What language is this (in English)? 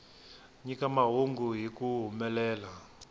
Tsonga